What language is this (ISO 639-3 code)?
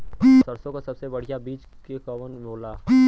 bho